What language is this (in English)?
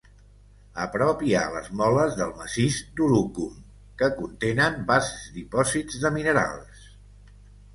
Catalan